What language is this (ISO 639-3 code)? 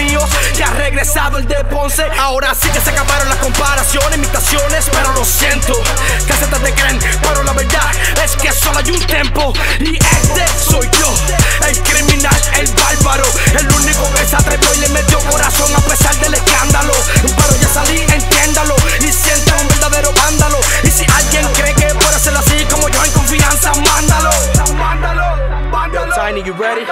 ita